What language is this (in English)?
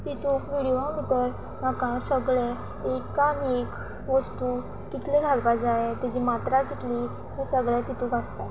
Konkani